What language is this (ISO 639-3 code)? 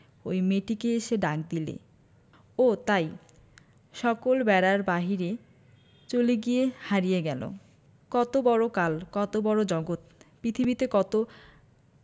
ben